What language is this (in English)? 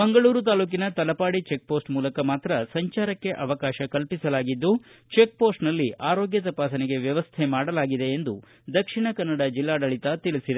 Kannada